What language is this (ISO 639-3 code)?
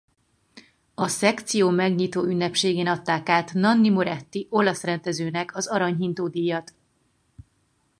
hun